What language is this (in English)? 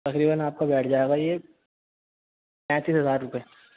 Urdu